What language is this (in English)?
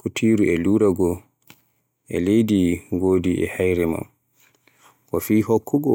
Borgu Fulfulde